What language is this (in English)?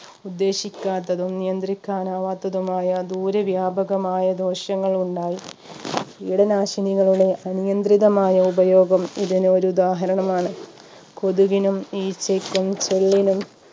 Malayalam